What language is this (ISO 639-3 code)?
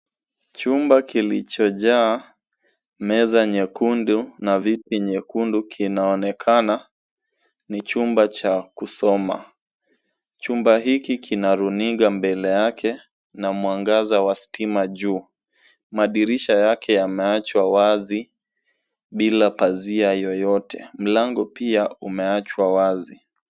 swa